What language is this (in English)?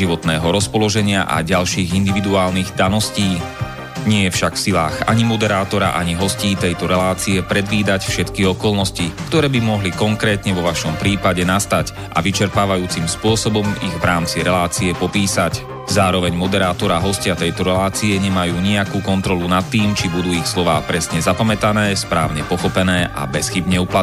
Slovak